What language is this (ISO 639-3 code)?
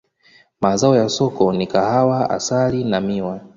swa